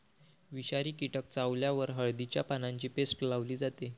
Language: Marathi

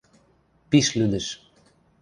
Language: Western Mari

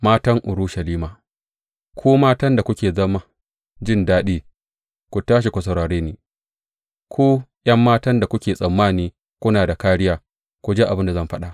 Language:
Hausa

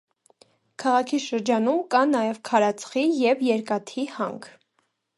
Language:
Armenian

